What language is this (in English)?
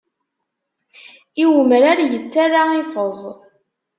Kabyle